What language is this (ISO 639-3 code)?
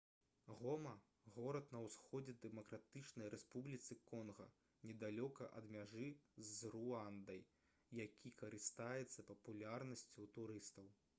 bel